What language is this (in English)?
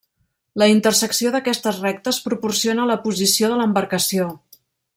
Catalan